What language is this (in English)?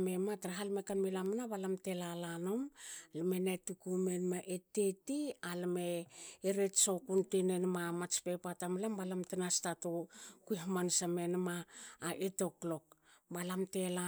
Hakö